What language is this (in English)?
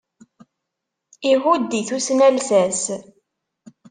Kabyle